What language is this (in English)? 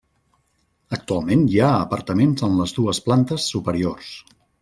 Catalan